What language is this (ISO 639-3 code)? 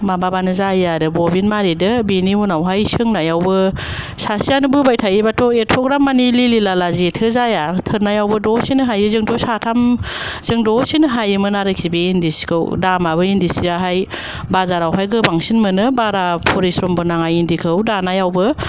brx